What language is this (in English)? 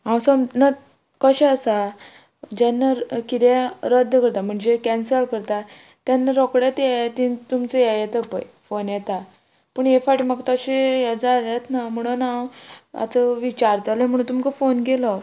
Konkani